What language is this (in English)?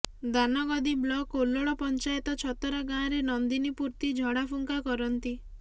Odia